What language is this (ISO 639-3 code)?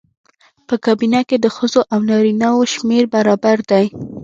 pus